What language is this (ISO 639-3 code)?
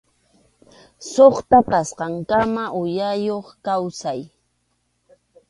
qxu